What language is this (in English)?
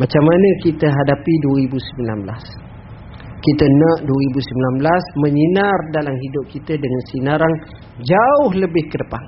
Malay